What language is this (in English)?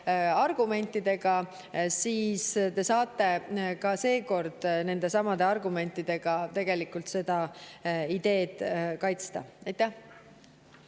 Estonian